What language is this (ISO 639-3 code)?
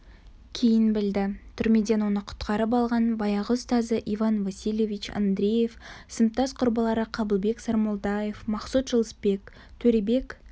kaz